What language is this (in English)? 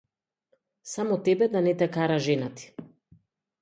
Macedonian